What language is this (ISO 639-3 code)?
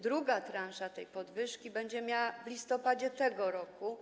pol